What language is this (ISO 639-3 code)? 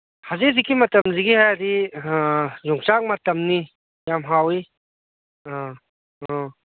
mni